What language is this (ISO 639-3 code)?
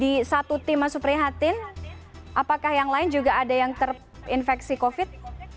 ind